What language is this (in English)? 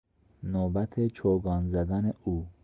Persian